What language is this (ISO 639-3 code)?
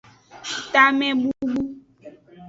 ajg